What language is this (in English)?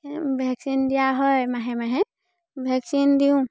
Assamese